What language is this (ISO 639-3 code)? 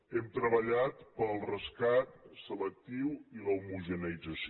cat